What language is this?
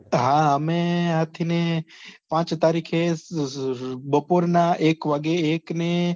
Gujarati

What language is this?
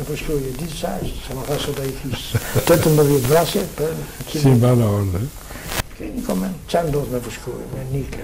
Romanian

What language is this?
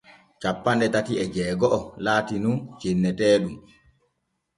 Borgu Fulfulde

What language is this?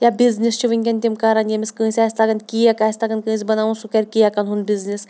Kashmiri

